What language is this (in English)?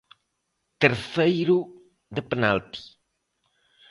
Galician